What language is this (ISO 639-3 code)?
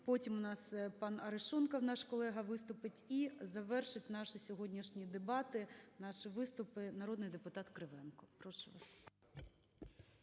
ukr